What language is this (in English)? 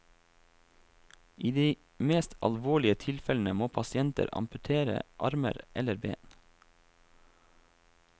Norwegian